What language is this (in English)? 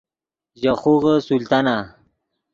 Yidgha